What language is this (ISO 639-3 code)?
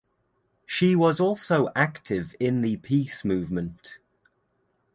eng